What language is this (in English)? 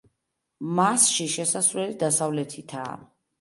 Georgian